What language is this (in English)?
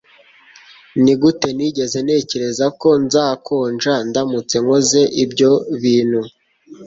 Kinyarwanda